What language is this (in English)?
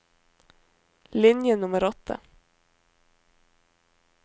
Norwegian